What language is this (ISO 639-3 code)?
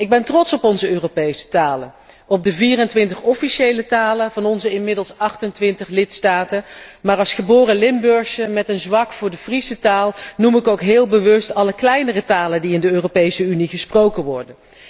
nld